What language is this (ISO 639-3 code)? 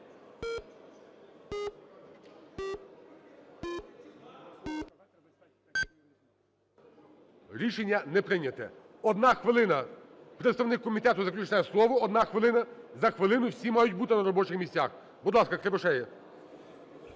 ukr